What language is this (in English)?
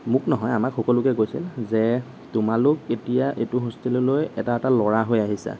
Assamese